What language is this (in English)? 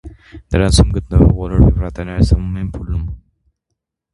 Armenian